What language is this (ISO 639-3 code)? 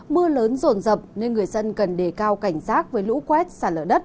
vie